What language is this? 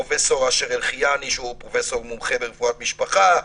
Hebrew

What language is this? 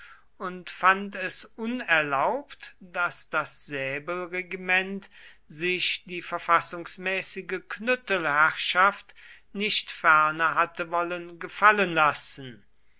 German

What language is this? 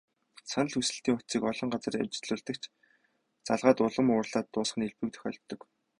Mongolian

